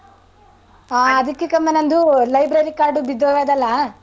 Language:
Kannada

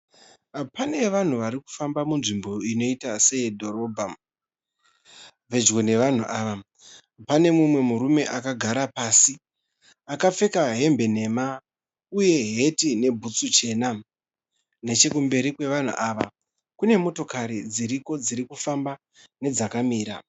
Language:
Shona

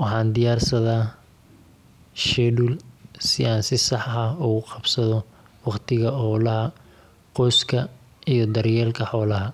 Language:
Somali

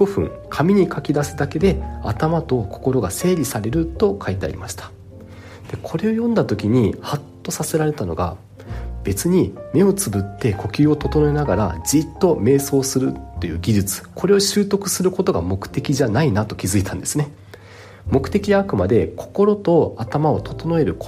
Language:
Japanese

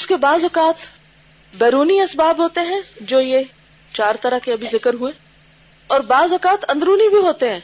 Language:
Urdu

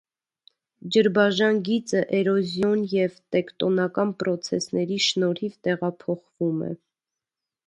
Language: Armenian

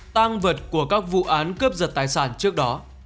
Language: Vietnamese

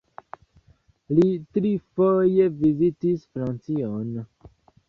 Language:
Esperanto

